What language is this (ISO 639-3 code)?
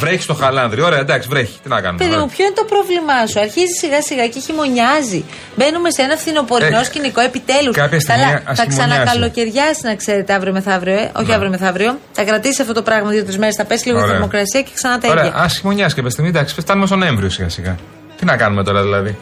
ell